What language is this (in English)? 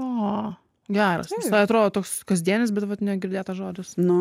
Lithuanian